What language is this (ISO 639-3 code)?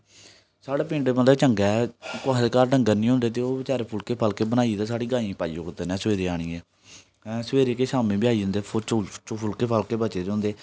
doi